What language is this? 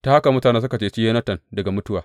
Hausa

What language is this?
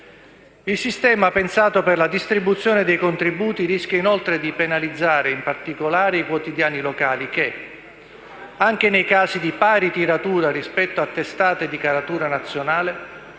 Italian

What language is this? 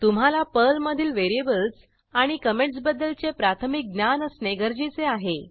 Marathi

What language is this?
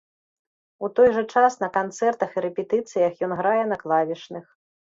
Belarusian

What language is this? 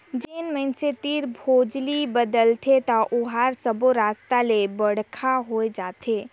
Chhattisgarhi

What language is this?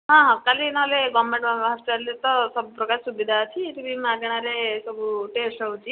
Odia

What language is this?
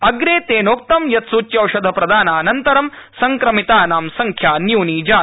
Sanskrit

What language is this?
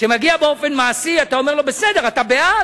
Hebrew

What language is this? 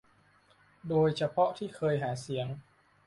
Thai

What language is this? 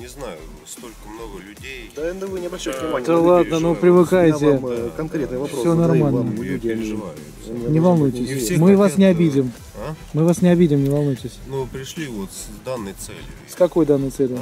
Russian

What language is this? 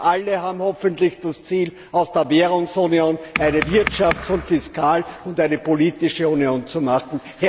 German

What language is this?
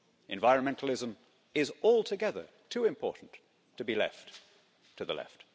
English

